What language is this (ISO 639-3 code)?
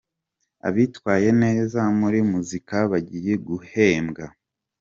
kin